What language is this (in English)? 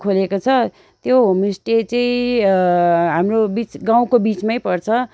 Nepali